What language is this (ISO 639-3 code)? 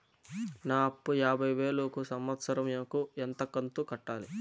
tel